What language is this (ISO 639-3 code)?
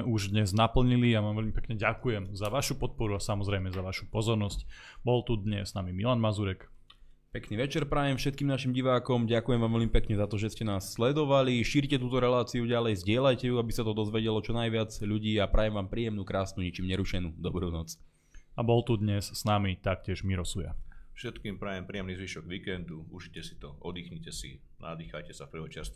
slk